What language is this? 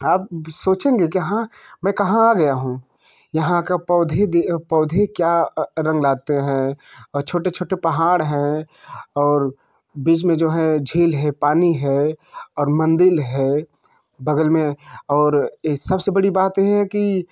Hindi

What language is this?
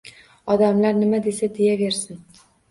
Uzbek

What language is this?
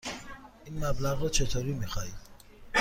Persian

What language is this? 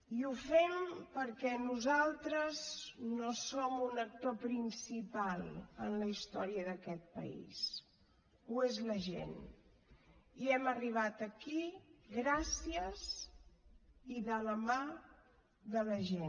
Catalan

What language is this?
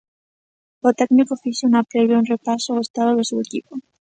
Galician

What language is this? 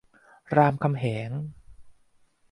Thai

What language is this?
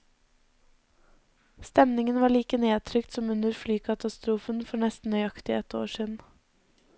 Norwegian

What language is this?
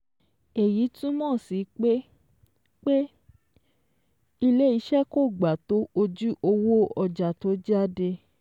Yoruba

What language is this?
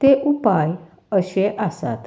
Konkani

